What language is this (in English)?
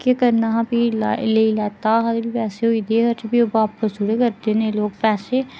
Dogri